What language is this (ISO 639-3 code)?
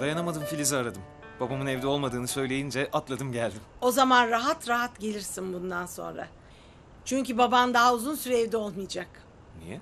tur